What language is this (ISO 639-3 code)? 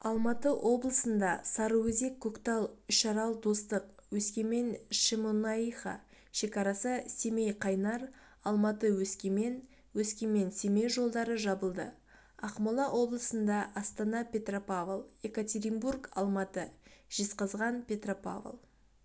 kaz